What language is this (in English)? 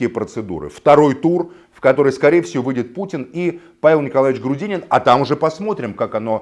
Russian